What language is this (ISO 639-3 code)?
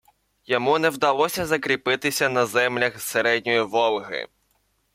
ukr